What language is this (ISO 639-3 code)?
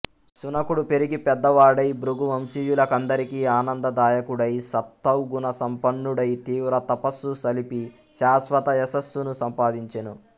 tel